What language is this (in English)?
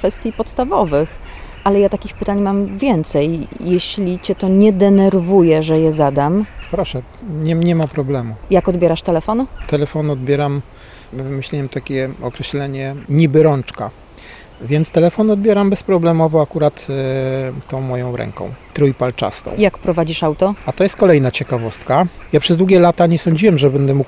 Polish